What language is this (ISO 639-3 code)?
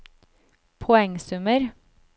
nor